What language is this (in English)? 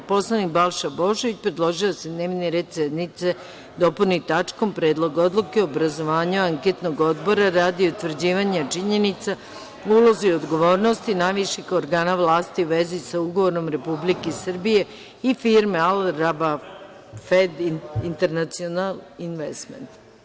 Serbian